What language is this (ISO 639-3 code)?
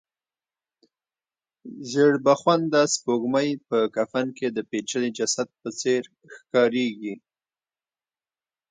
pus